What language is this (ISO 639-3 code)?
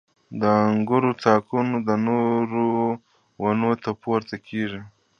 pus